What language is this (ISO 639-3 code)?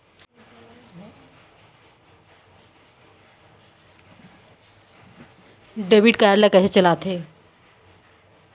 hne